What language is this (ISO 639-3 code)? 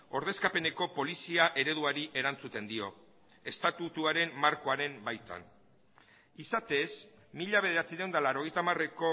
eus